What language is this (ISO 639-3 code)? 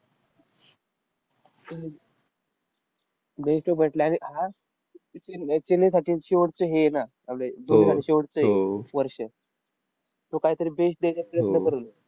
mar